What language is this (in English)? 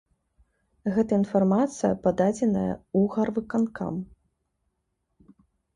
Belarusian